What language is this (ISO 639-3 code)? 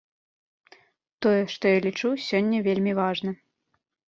bel